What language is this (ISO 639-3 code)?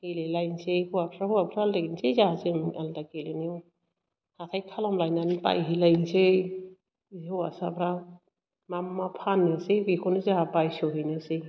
brx